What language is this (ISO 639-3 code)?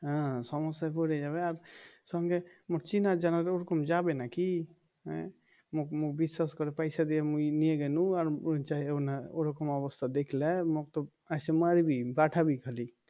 ben